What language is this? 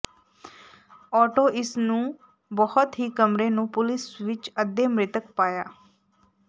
Punjabi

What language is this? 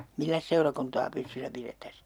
Finnish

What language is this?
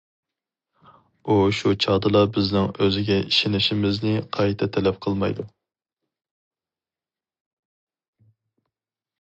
Uyghur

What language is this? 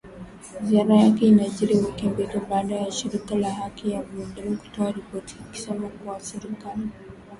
Swahili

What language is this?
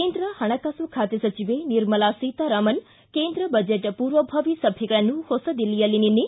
Kannada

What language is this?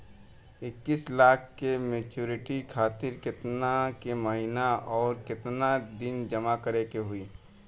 Bhojpuri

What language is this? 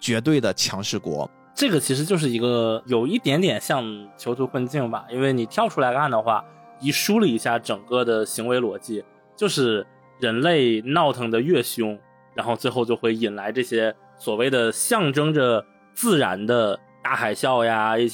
Chinese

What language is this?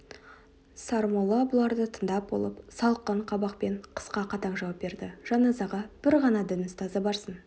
Kazakh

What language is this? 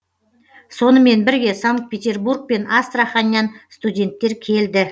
Kazakh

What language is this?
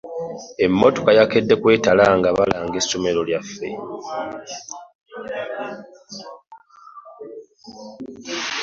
Ganda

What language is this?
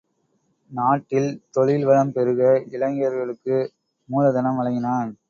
Tamil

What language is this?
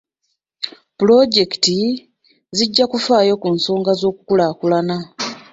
Ganda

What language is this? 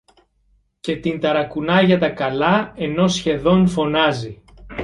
Greek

